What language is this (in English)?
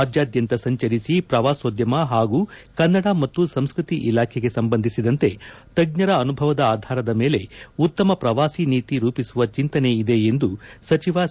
Kannada